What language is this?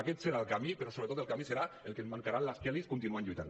Catalan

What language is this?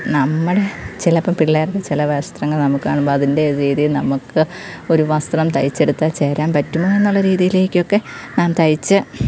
Malayalam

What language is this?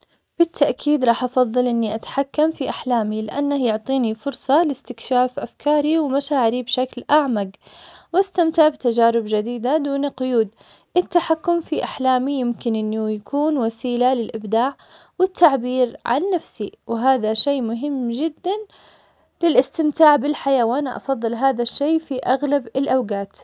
Omani Arabic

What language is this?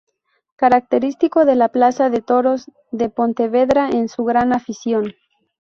Spanish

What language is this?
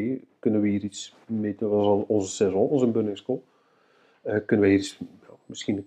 Dutch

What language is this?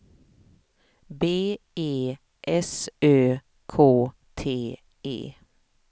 Swedish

